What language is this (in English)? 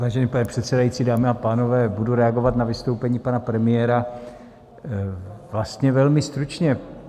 Czech